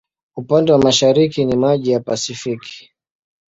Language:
Swahili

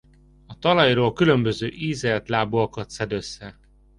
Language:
Hungarian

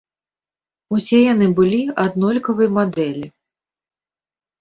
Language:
Belarusian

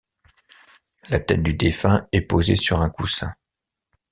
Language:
French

